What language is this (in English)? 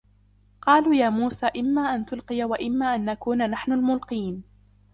Arabic